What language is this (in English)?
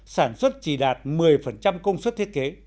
Vietnamese